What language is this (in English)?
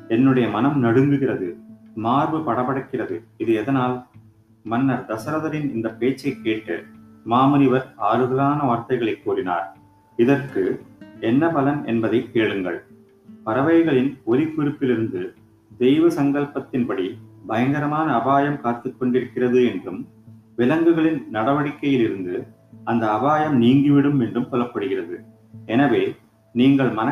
Tamil